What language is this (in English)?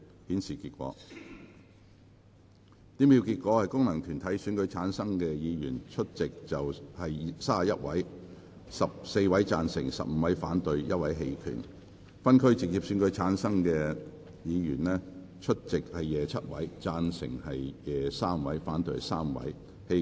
Cantonese